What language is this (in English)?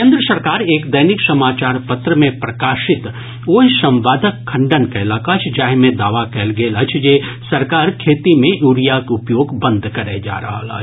Maithili